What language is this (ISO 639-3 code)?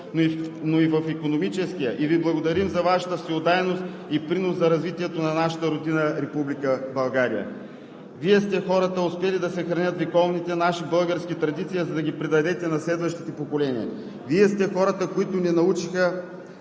bul